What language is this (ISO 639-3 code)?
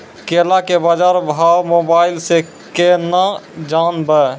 mai